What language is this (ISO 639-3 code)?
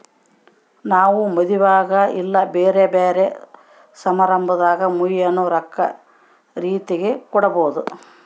kan